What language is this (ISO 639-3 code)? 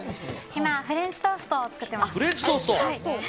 jpn